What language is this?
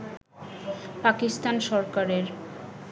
Bangla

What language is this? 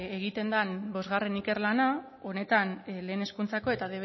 Basque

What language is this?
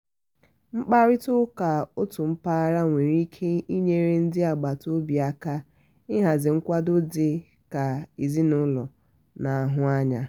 Igbo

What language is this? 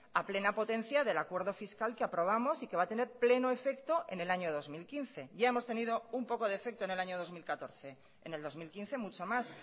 Spanish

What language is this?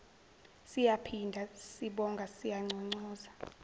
Zulu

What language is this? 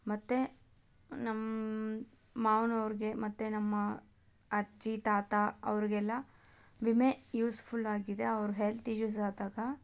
Kannada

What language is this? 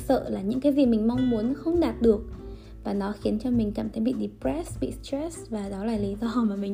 Vietnamese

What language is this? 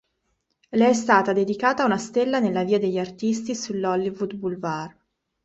Italian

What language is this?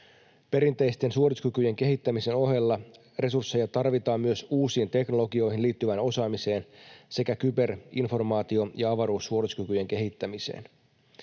Finnish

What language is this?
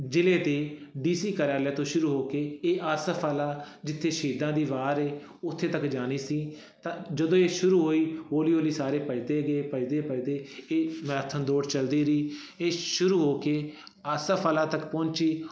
Punjabi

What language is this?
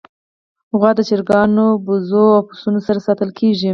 Pashto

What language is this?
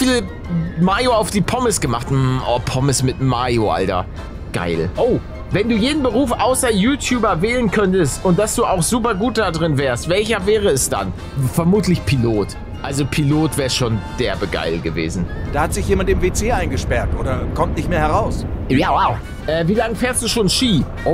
German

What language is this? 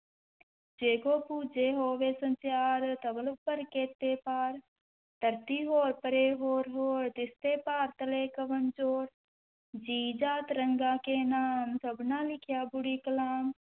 Punjabi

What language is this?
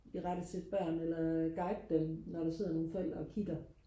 Danish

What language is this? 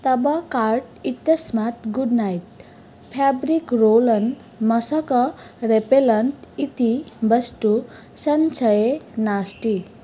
Sanskrit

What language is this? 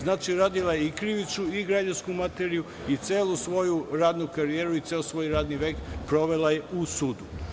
Serbian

